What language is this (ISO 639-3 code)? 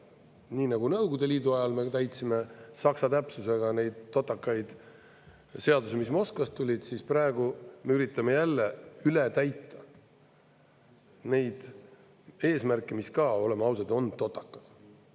est